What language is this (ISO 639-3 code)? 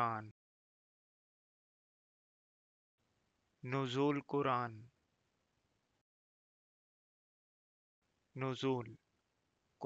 ara